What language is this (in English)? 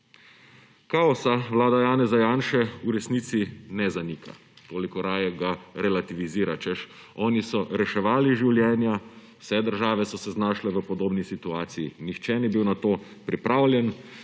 Slovenian